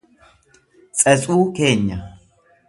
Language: Oromo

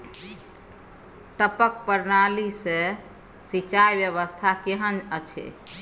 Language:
Maithili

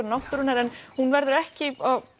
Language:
Icelandic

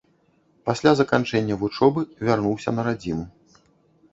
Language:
Belarusian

